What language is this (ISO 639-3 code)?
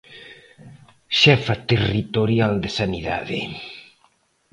glg